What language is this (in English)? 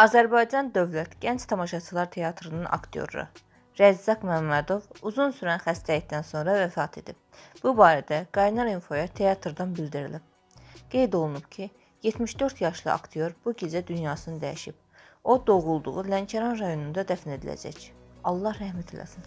Turkish